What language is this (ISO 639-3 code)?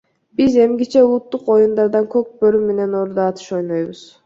kir